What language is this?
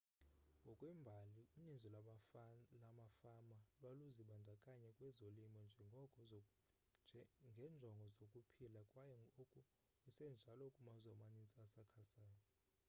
Xhosa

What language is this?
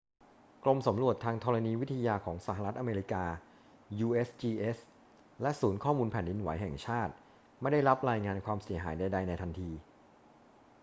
Thai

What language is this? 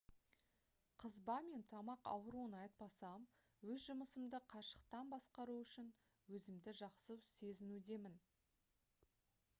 Kazakh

